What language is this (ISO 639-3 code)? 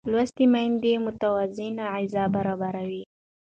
pus